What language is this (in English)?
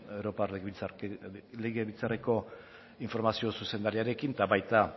Basque